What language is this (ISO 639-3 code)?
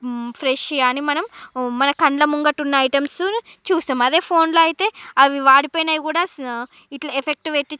tel